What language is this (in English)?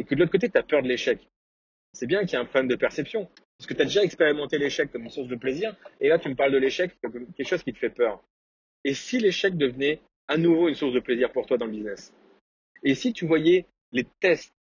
French